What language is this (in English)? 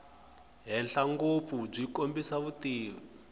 Tsonga